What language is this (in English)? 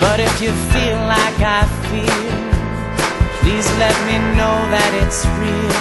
English